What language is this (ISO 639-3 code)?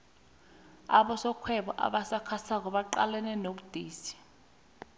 nbl